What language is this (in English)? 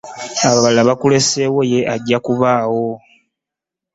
Ganda